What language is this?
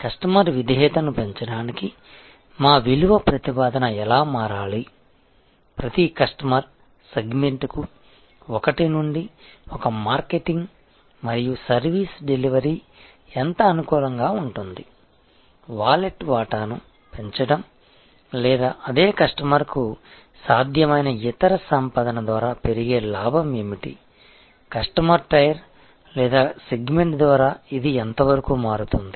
Telugu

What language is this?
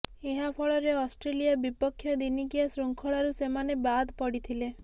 Odia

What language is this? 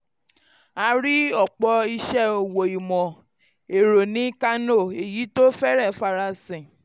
Yoruba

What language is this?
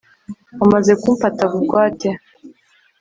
Kinyarwanda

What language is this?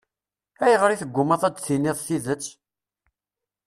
Kabyle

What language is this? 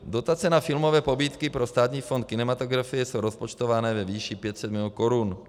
Czech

